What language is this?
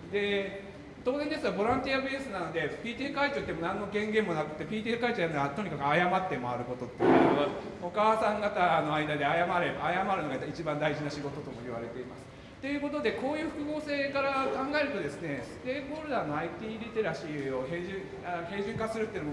Japanese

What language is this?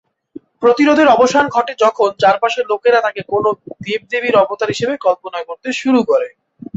Bangla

